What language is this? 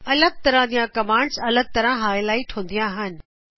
Punjabi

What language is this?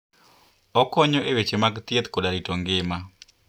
Luo (Kenya and Tanzania)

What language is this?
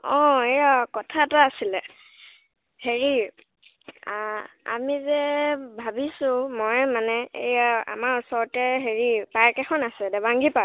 Assamese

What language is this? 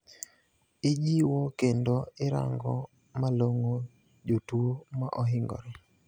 Luo (Kenya and Tanzania)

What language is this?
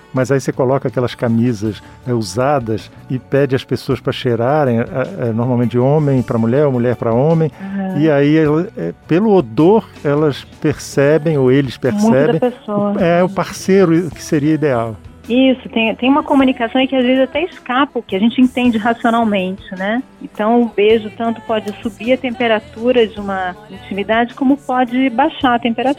Portuguese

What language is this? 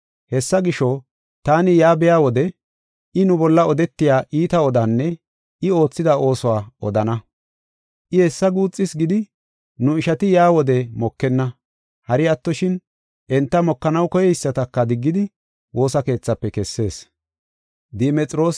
Gofa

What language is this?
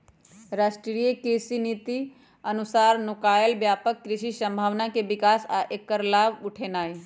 Magahi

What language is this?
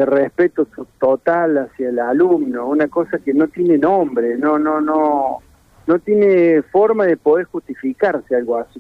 Spanish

